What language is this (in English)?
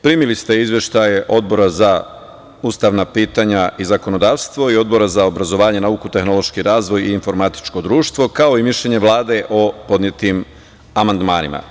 Serbian